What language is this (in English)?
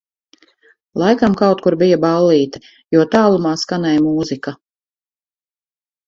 Latvian